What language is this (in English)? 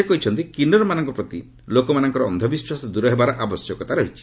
Odia